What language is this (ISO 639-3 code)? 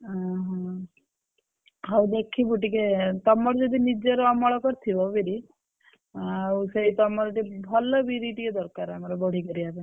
ori